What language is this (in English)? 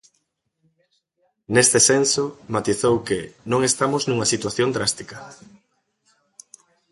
Galician